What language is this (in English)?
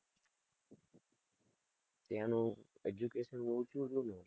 Gujarati